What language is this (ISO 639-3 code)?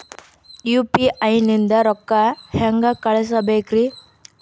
kan